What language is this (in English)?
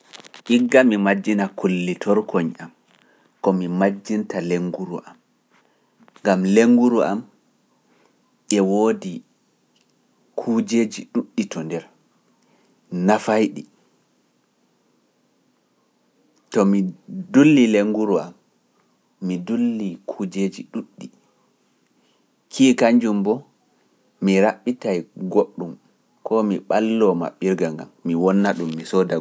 Pular